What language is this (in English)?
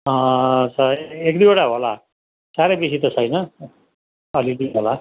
Nepali